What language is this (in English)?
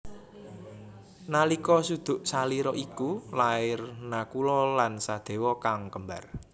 Javanese